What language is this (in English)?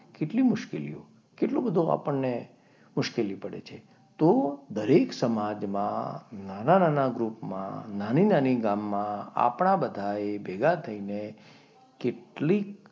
Gujarati